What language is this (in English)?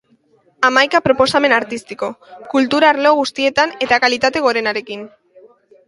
Basque